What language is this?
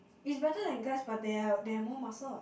English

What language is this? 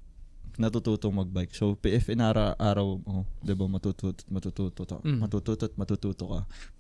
Filipino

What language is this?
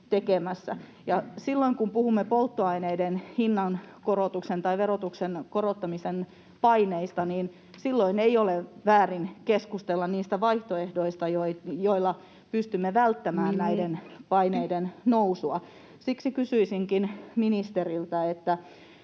Finnish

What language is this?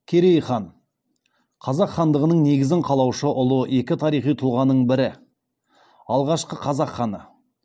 Kazakh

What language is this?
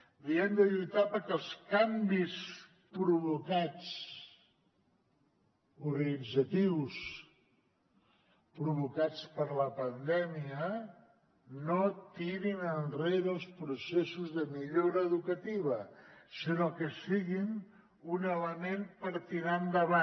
Catalan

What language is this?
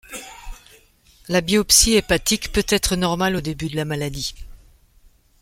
French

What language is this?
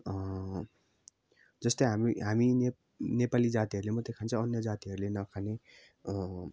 Nepali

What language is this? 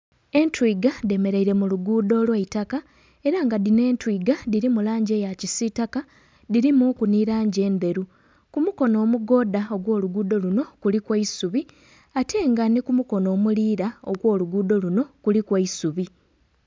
Soga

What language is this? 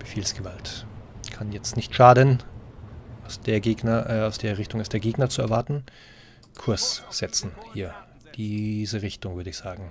German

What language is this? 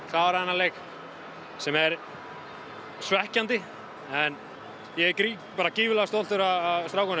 Icelandic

